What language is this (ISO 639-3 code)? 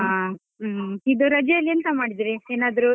kan